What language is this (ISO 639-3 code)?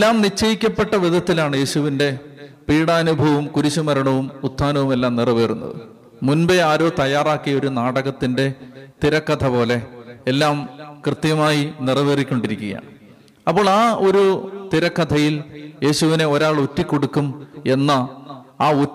mal